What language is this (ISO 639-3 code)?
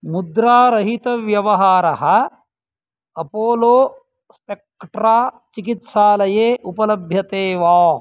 san